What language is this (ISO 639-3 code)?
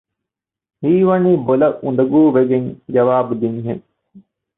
div